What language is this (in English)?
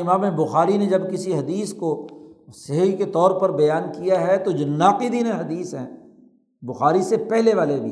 Urdu